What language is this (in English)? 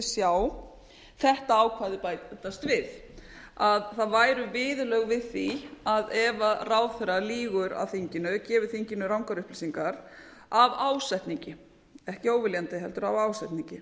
Icelandic